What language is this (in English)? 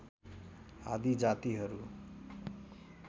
Nepali